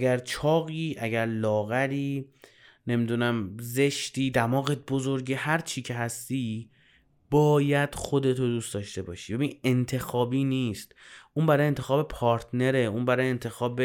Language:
Persian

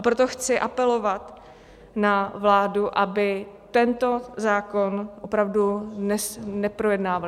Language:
Czech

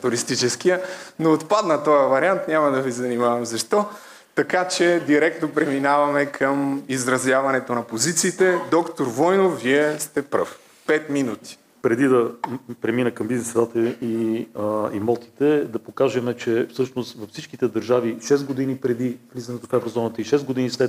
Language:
Bulgarian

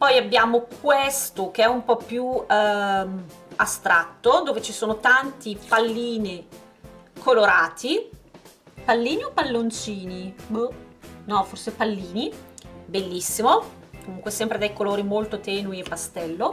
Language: Italian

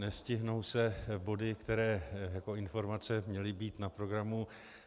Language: Czech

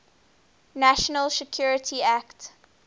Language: English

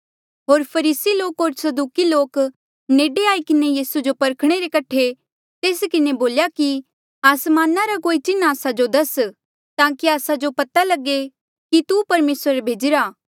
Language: Mandeali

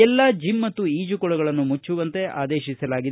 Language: Kannada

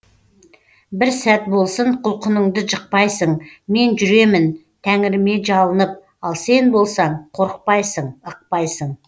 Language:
Kazakh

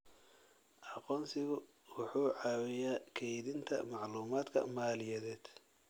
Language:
Somali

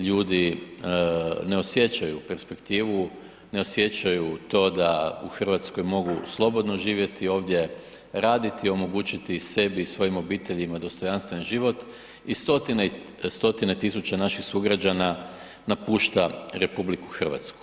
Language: Croatian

